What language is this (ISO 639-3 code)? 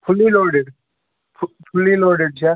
kas